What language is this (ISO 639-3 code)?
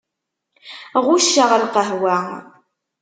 kab